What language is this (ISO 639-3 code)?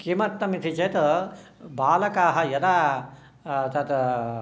san